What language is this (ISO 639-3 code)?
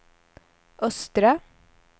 swe